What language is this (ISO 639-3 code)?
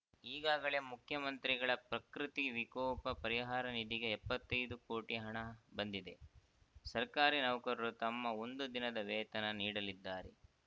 kan